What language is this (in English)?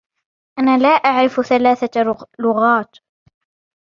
Arabic